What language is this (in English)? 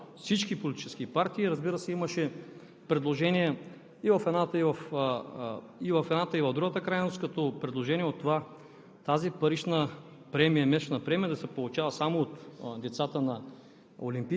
Bulgarian